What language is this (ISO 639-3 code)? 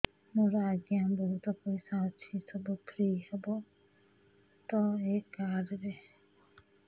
ori